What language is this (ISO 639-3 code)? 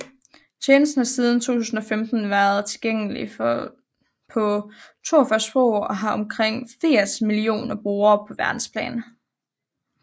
dan